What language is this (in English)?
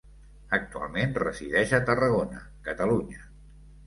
Catalan